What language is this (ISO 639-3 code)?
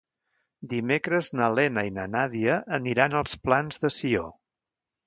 cat